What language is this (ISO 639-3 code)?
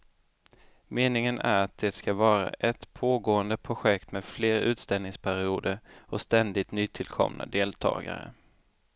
swe